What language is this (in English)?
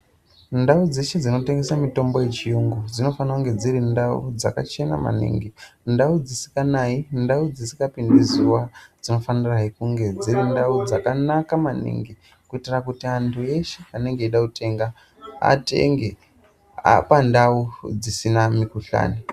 Ndau